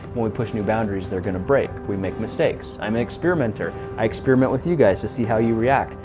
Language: English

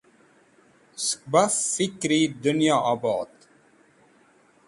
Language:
Wakhi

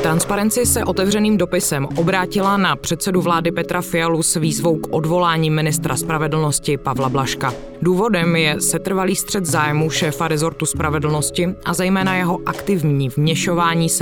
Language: Czech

